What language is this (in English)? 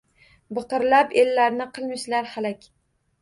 Uzbek